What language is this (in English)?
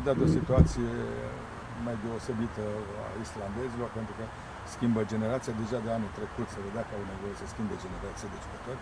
Romanian